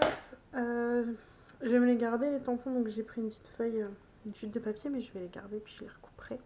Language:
French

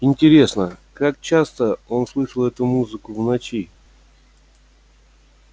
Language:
Russian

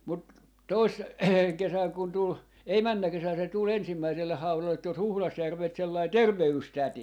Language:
Finnish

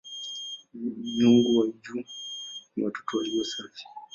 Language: Swahili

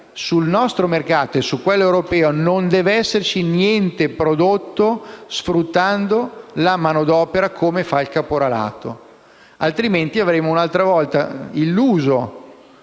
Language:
Italian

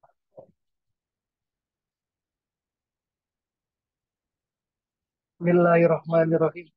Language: Indonesian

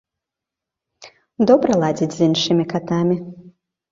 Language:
Belarusian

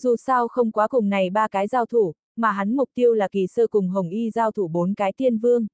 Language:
Vietnamese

